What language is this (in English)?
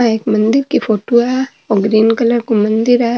Marwari